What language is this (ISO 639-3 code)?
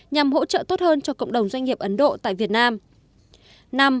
vie